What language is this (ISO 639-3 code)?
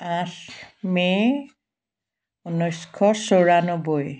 asm